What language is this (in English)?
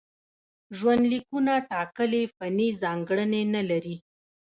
Pashto